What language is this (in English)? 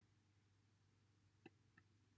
Welsh